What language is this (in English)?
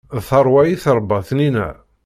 Kabyle